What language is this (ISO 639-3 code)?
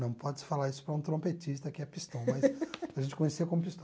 por